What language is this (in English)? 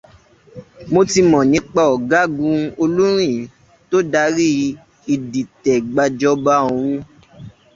Yoruba